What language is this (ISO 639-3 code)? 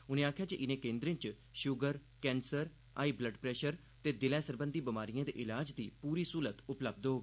doi